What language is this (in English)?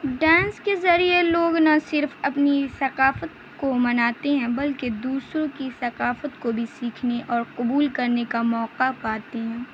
Urdu